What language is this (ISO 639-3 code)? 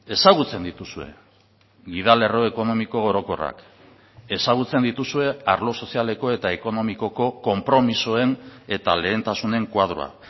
eus